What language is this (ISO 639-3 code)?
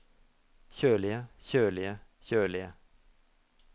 nor